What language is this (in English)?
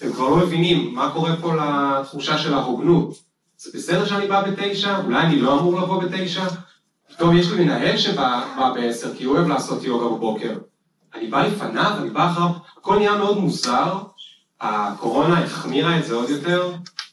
Hebrew